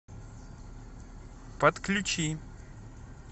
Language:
Russian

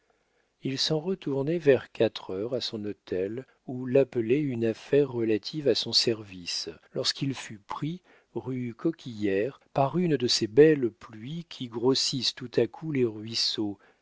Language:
French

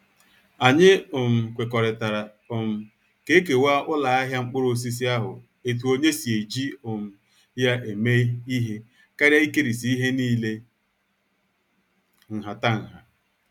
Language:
Igbo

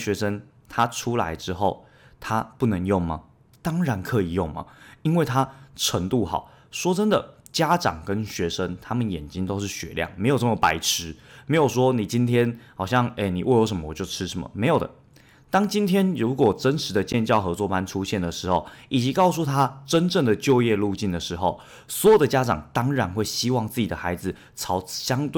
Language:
Chinese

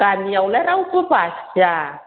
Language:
Bodo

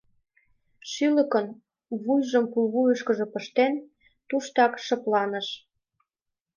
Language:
Mari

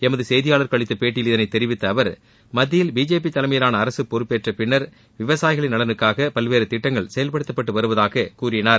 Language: Tamil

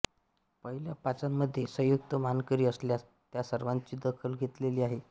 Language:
Marathi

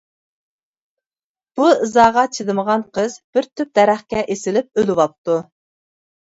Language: Uyghur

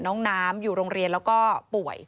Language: Thai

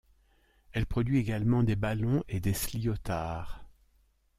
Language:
French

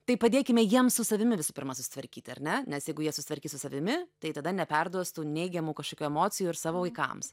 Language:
Lithuanian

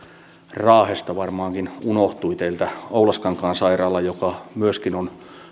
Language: Finnish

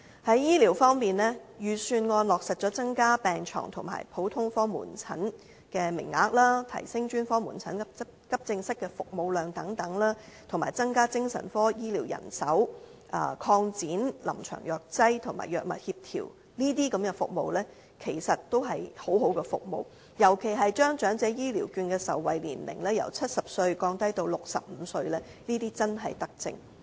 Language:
Cantonese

